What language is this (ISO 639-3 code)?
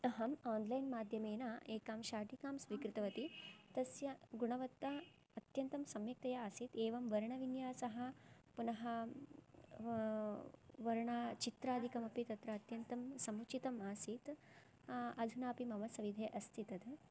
san